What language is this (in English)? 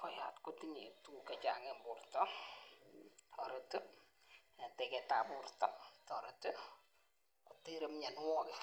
Kalenjin